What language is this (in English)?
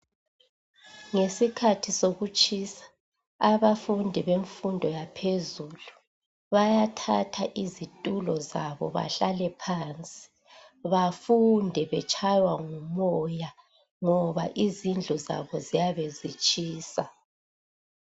North Ndebele